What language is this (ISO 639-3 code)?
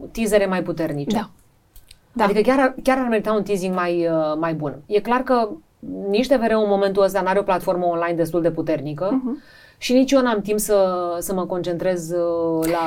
ron